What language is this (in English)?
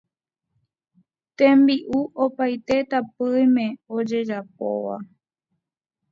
Guarani